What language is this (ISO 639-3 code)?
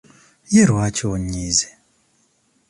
lug